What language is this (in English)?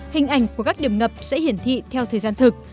Vietnamese